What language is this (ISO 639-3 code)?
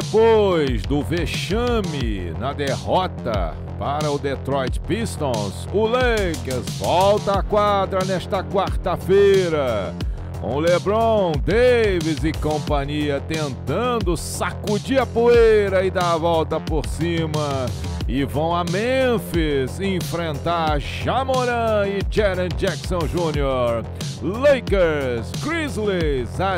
por